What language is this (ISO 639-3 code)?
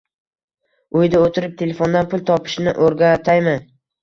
uzb